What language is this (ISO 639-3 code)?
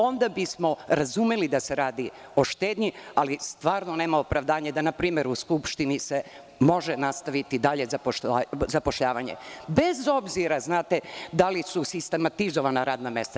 srp